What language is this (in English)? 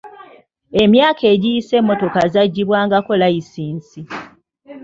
Ganda